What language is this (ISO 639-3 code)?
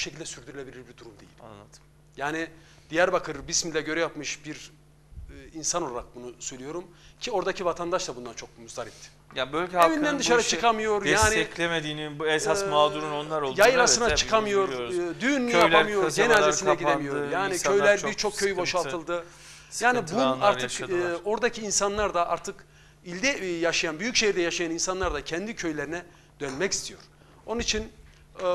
tur